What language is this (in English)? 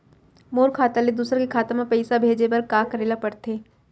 Chhattisgarhi